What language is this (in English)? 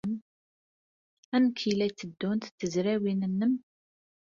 Kabyle